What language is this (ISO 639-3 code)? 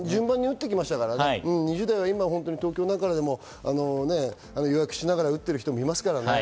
jpn